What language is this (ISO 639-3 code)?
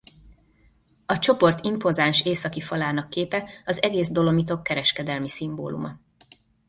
hun